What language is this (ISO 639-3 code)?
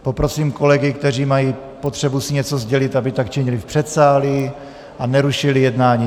ces